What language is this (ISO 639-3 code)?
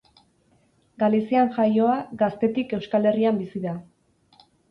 eus